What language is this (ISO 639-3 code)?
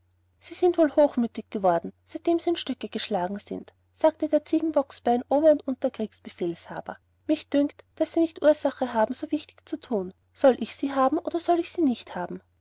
deu